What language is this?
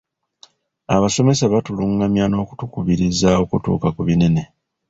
Ganda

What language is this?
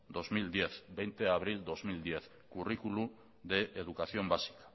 Basque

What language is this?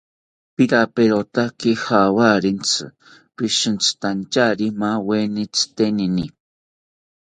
South Ucayali Ashéninka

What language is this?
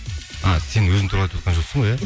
Kazakh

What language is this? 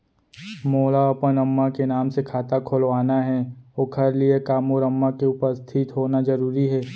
Chhattisgarhi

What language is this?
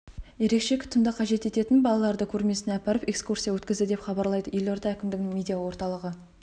Kazakh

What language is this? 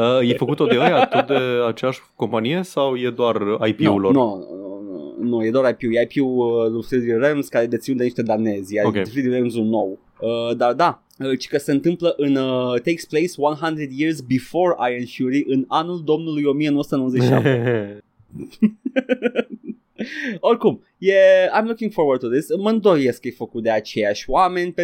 Romanian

